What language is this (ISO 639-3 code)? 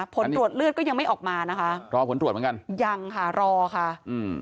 tha